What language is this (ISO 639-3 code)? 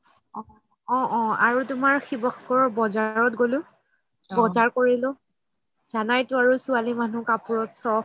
asm